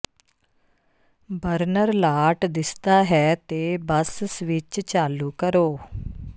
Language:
Punjabi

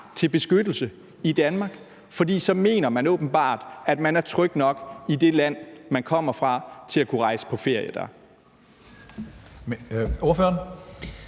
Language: Danish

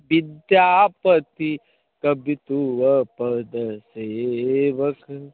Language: Maithili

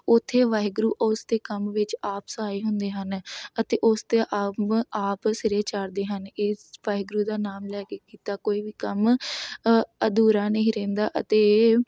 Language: Punjabi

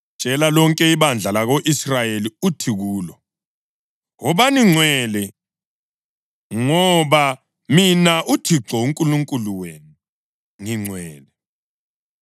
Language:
North Ndebele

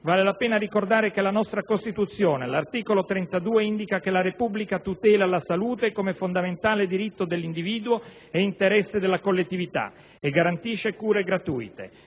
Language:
Italian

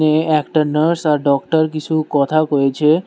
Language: Bangla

